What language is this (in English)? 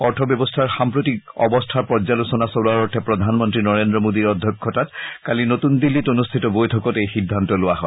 Assamese